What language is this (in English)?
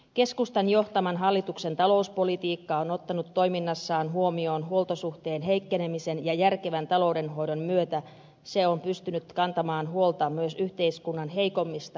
Finnish